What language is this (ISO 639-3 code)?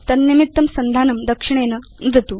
san